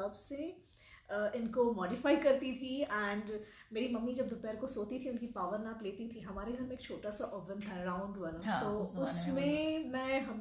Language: Hindi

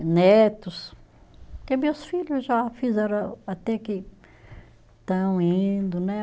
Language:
Portuguese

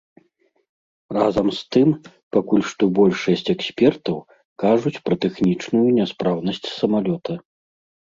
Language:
Belarusian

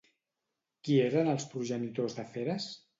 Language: Catalan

